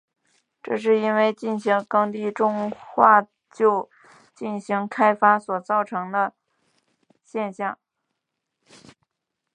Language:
Chinese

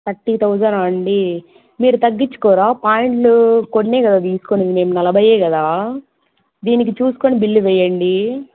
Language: Telugu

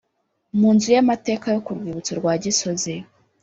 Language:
Kinyarwanda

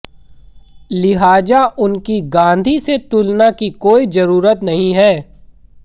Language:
Hindi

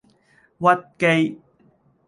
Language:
Cantonese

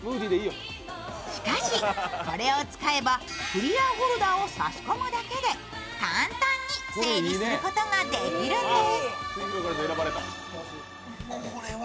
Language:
Japanese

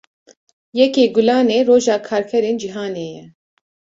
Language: Kurdish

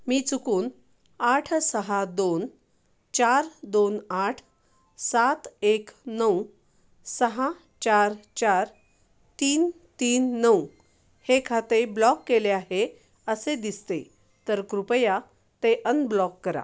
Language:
Marathi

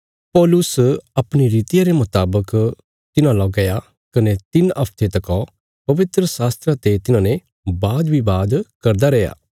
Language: Bilaspuri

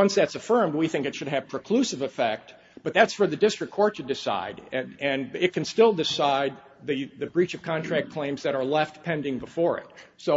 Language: English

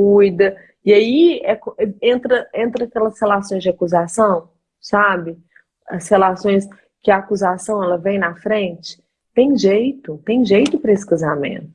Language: Portuguese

